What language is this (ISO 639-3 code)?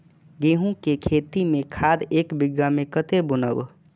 mai